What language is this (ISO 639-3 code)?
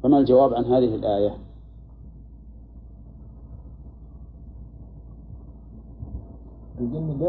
ara